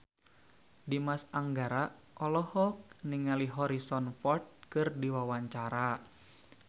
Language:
Sundanese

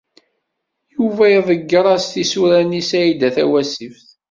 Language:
Kabyle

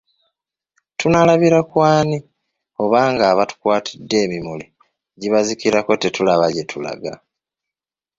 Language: Ganda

